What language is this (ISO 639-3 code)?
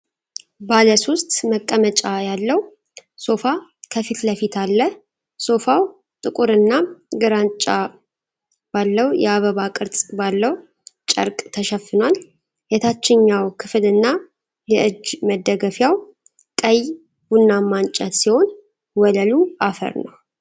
amh